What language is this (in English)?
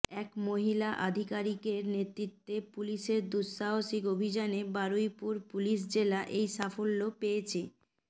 Bangla